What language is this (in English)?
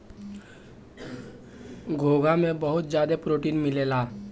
Bhojpuri